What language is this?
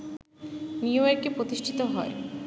Bangla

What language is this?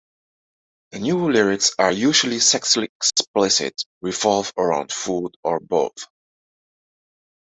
English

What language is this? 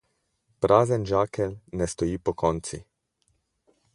Slovenian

